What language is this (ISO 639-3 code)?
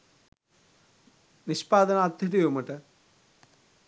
sin